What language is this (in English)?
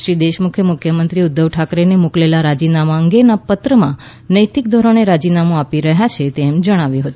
Gujarati